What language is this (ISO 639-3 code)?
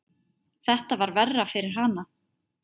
isl